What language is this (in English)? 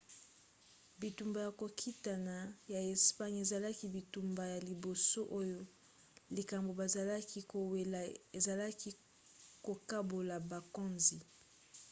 Lingala